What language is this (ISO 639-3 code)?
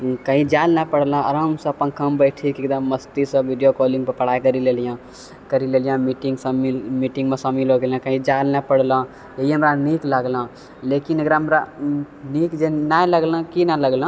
mai